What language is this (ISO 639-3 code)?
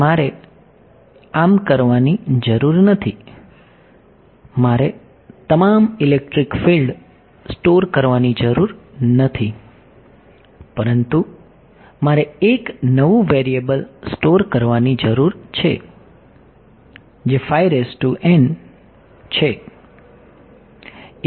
guj